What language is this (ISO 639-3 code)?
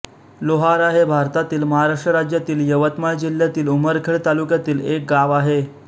mar